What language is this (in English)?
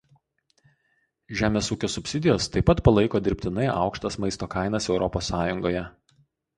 Lithuanian